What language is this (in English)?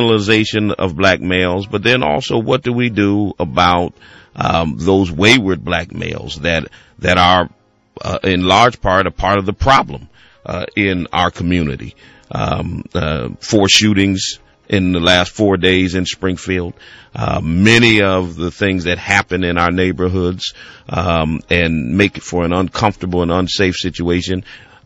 English